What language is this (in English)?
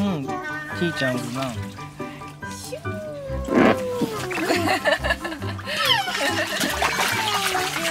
Japanese